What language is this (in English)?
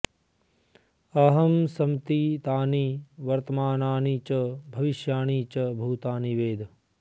Sanskrit